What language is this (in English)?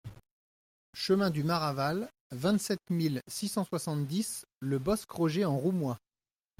French